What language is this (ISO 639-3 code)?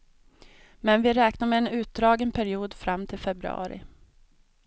swe